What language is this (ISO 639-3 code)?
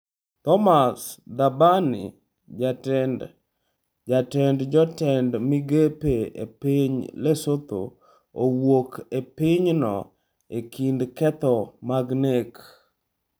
luo